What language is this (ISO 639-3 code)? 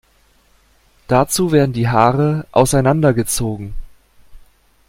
deu